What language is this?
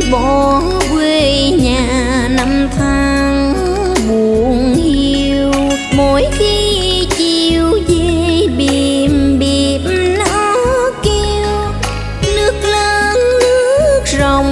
Vietnamese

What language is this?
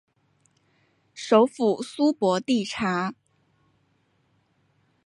Chinese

